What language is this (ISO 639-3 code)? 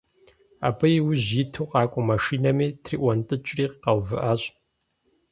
kbd